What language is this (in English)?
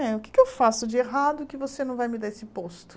Portuguese